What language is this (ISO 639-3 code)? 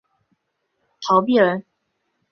zho